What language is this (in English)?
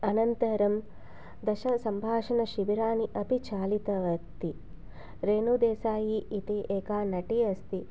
Sanskrit